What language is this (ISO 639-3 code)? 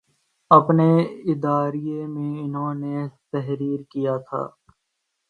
urd